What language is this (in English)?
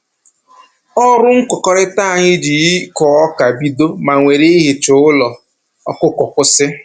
Igbo